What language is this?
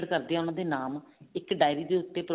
Punjabi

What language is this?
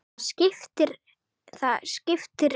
Icelandic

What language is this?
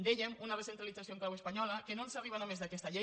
Catalan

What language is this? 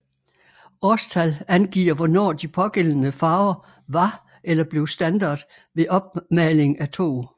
Danish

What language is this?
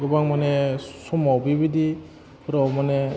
Bodo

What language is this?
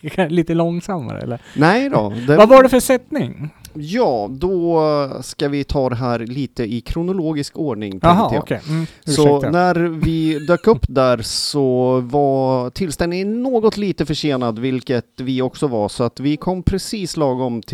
Swedish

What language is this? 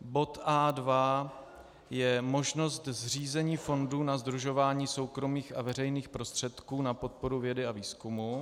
Czech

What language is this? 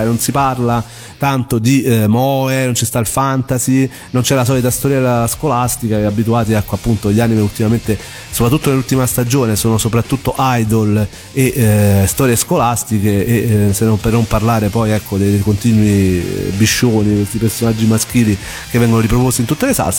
Italian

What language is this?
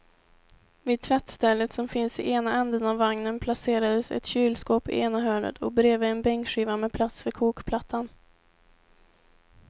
Swedish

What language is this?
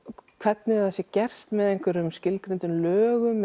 Icelandic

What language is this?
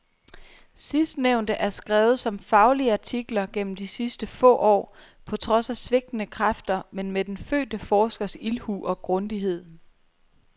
Danish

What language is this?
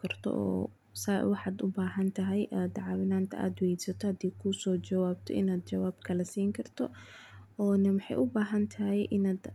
Somali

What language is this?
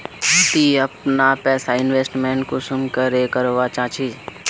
Magahi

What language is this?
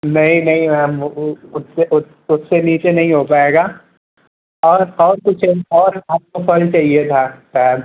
Hindi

